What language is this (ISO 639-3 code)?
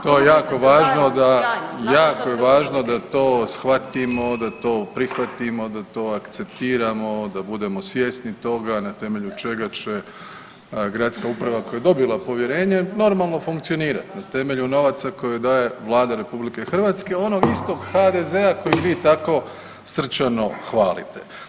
hrv